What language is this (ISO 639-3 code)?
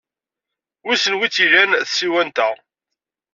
kab